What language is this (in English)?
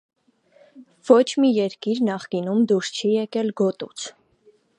Armenian